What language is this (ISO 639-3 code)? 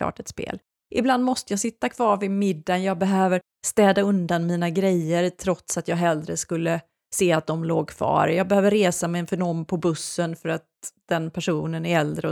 swe